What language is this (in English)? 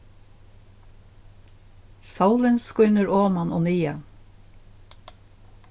Faroese